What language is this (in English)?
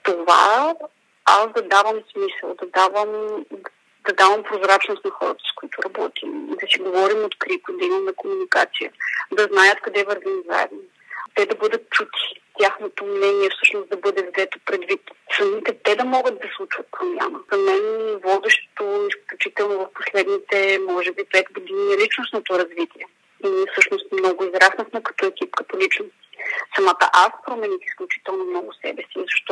Bulgarian